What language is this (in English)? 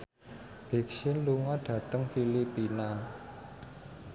Javanese